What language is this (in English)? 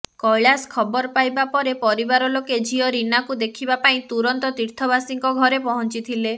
Odia